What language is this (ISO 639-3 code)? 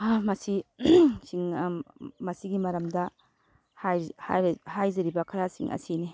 mni